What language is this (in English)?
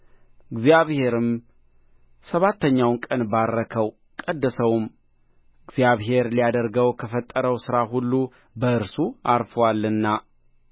Amharic